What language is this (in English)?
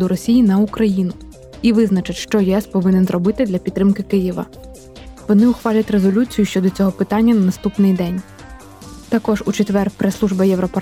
Ukrainian